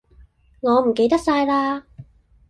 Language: Cantonese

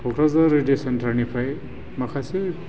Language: Bodo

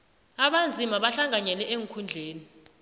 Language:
South Ndebele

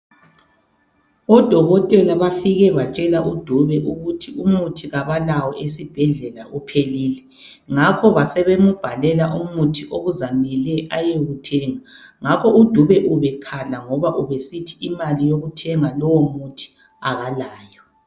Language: North Ndebele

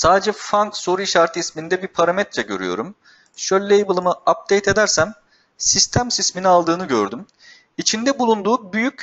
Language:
Turkish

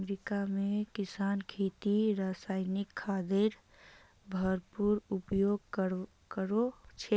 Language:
Magahi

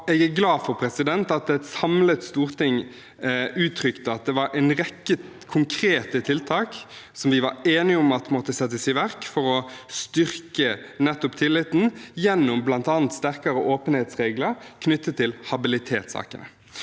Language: Norwegian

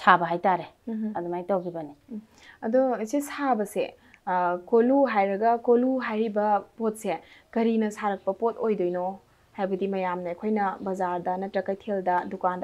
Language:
Arabic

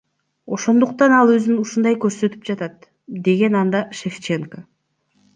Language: Kyrgyz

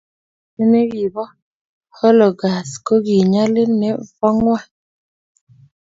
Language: Kalenjin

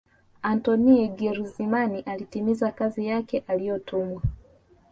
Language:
Swahili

